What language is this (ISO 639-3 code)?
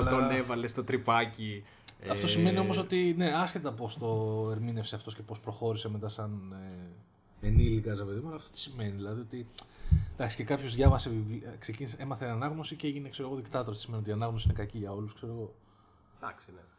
ell